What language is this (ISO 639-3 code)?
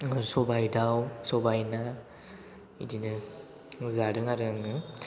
brx